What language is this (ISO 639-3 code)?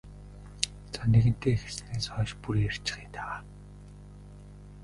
mon